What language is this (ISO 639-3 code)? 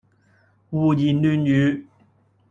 yue